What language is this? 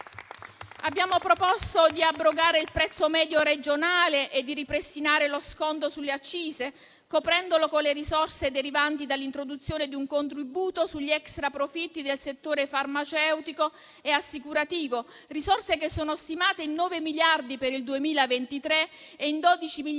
Italian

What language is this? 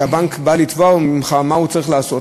Hebrew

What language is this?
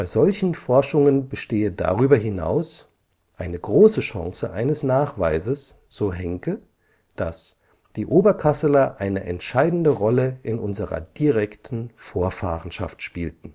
German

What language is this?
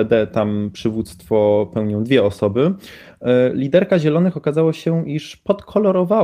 Polish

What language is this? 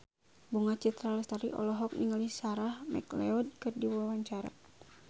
Sundanese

